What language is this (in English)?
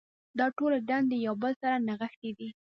Pashto